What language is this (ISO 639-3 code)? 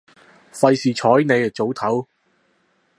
yue